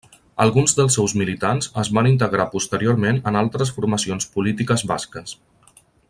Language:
Catalan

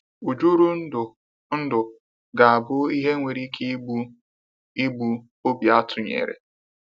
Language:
Igbo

